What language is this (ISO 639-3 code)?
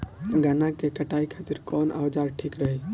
bho